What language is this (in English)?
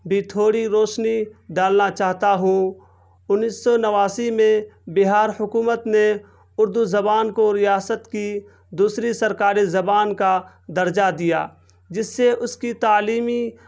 Urdu